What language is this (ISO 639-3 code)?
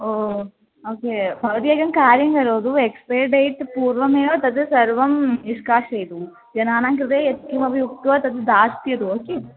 san